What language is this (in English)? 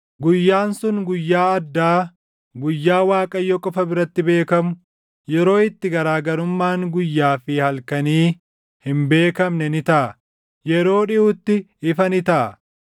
Oromo